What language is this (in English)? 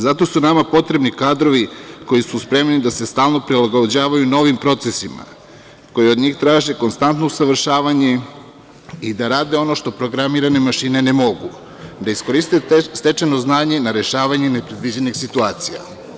Serbian